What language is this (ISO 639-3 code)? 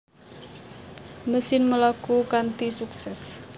jav